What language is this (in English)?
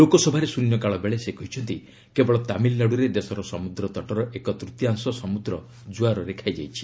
Odia